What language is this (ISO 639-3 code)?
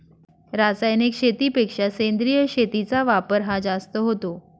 mar